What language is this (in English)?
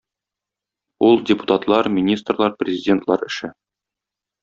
Tatar